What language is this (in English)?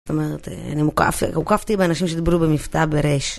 Hebrew